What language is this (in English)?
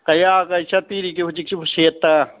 Manipuri